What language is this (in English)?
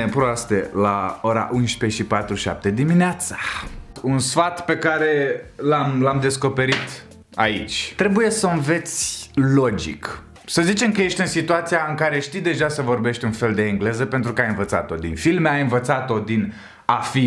Romanian